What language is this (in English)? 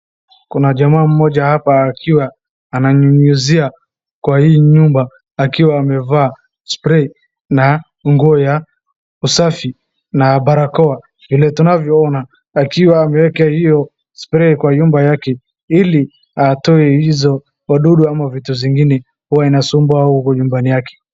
Swahili